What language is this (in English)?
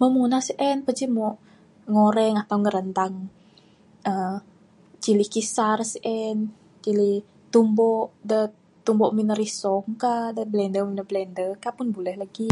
Bukar-Sadung Bidayuh